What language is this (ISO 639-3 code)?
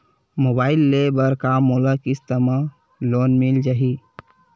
hne